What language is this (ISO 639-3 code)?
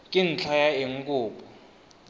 tsn